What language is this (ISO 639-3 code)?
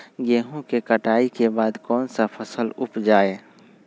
mag